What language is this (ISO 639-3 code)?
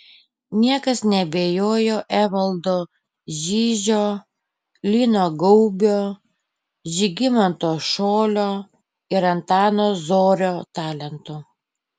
lit